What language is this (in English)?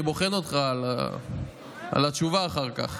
Hebrew